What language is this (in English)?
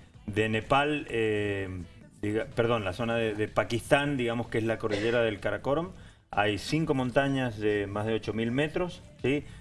Spanish